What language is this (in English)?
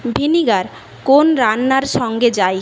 Bangla